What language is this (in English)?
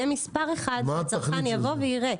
Hebrew